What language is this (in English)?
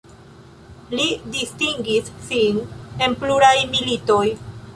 Esperanto